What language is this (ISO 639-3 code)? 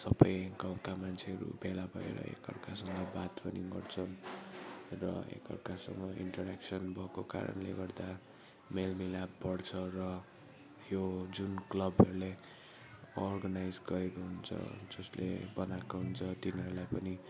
nep